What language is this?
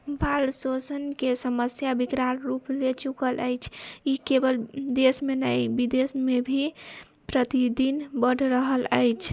Maithili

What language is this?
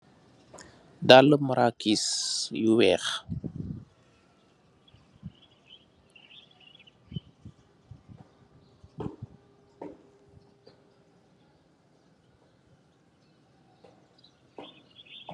Wolof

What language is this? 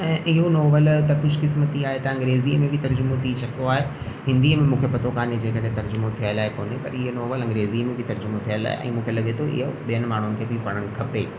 Sindhi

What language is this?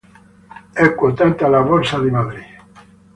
Italian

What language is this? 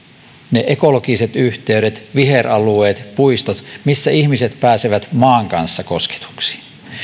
Finnish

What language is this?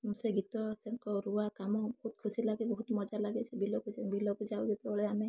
Odia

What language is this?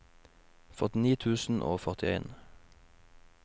Norwegian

